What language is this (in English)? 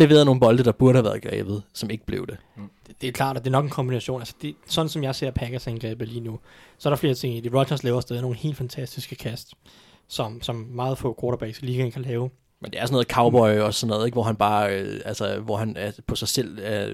Danish